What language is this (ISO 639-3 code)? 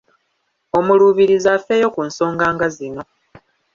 lug